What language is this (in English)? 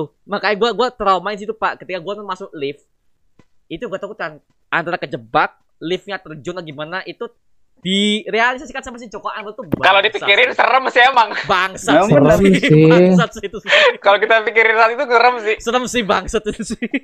Indonesian